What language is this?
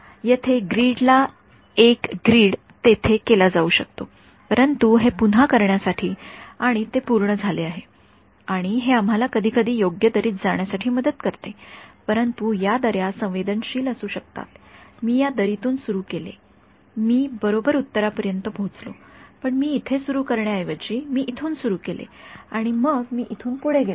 Marathi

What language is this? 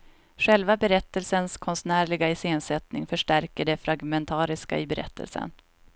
Swedish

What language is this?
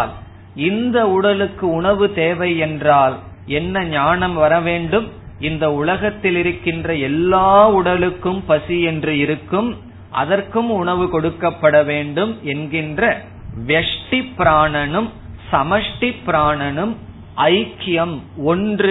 Tamil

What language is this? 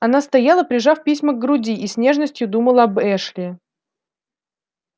Russian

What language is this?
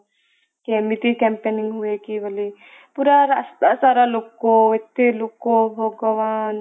Odia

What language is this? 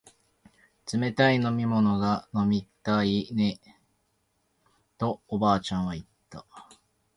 Japanese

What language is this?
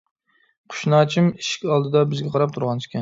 Uyghur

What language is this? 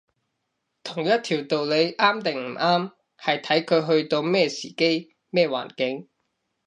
Cantonese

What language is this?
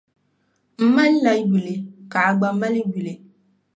Dagbani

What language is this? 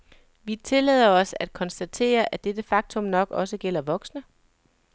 Danish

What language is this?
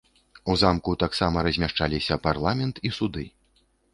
Belarusian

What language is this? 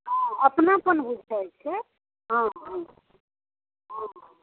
Maithili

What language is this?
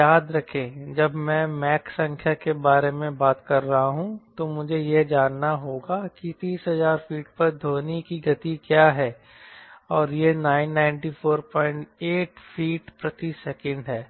Hindi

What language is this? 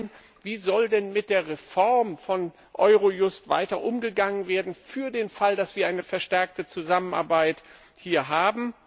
German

